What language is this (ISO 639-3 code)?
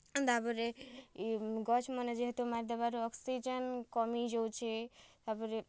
ori